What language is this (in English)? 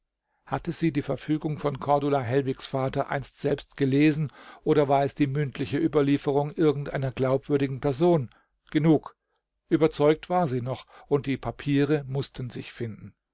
German